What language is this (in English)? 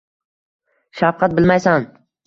Uzbek